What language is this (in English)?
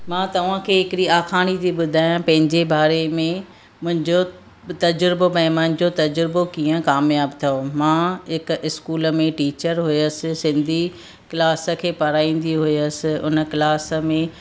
Sindhi